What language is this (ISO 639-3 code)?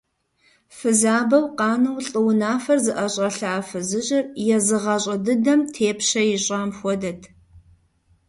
kbd